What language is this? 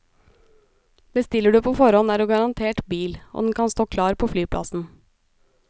Norwegian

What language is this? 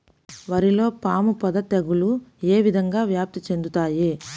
Telugu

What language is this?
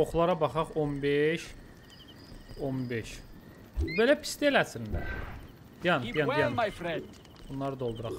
Turkish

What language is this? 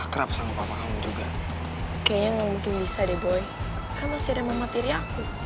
Indonesian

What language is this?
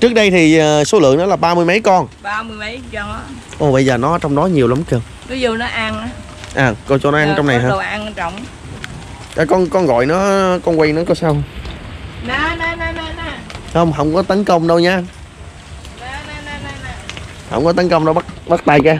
Vietnamese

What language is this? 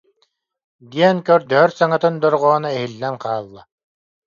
Yakut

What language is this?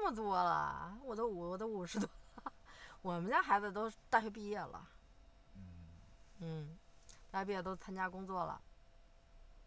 Chinese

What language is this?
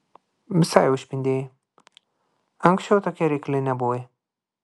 Lithuanian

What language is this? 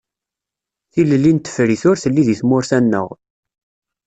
Kabyle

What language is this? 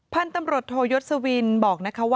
Thai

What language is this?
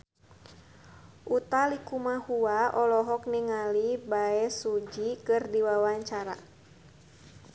Sundanese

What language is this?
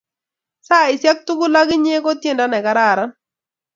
Kalenjin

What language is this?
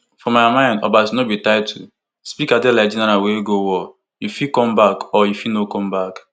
Nigerian Pidgin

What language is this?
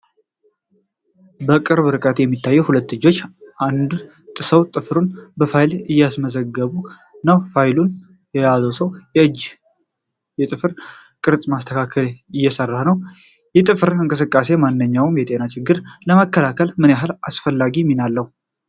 Amharic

